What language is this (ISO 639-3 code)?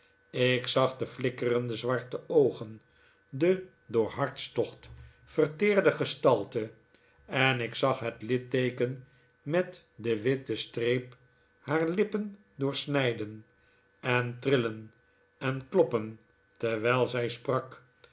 nld